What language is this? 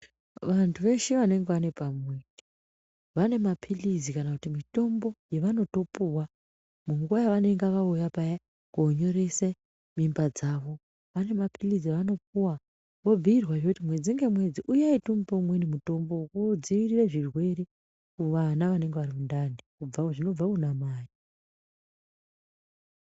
Ndau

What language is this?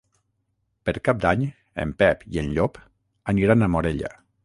Catalan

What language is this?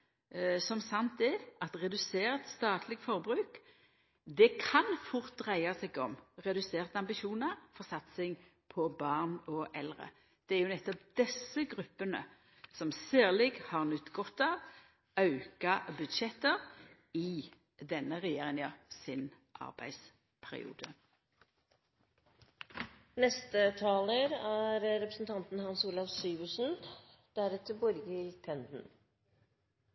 Norwegian Nynorsk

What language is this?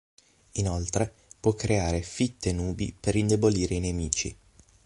Italian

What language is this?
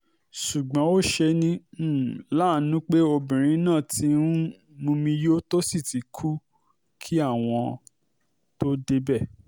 Yoruba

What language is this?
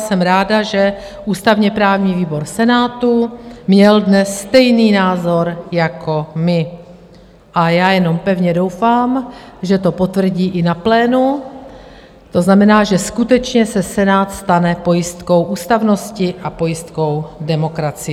Czech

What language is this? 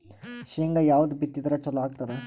Kannada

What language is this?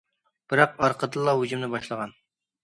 Uyghur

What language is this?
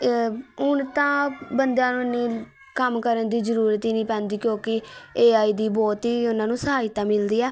Punjabi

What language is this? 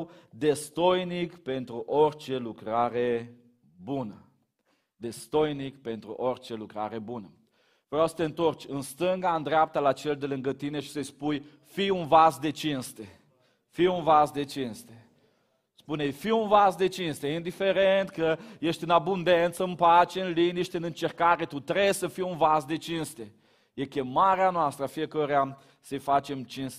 Romanian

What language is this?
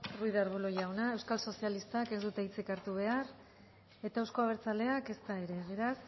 Basque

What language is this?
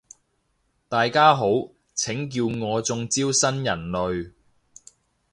Cantonese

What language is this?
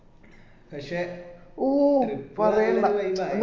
Malayalam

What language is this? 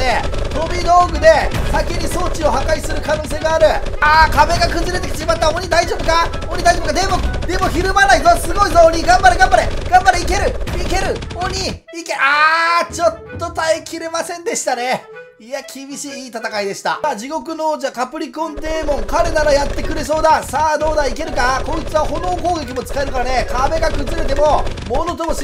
Japanese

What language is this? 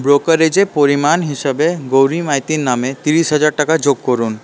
Bangla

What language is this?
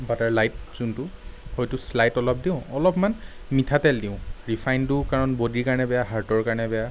Assamese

